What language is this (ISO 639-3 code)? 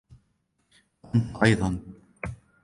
ara